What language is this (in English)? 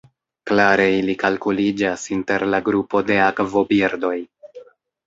Esperanto